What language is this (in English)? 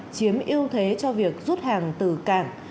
Vietnamese